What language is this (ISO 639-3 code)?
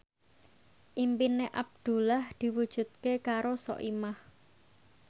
jav